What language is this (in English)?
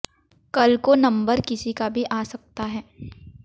Hindi